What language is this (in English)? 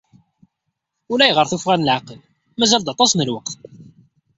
Kabyle